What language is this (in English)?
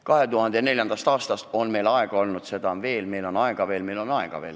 Estonian